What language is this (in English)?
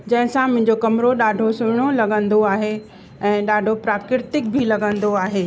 Sindhi